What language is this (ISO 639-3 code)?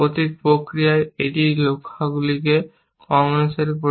ben